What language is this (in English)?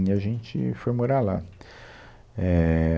Portuguese